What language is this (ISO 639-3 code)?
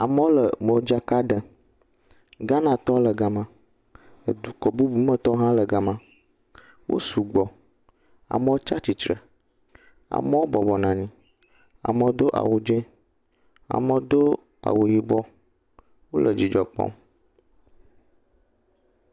ewe